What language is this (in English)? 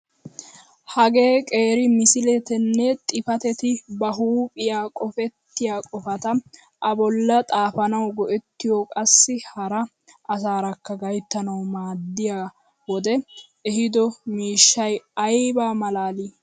Wolaytta